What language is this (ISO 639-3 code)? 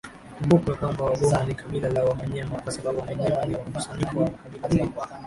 swa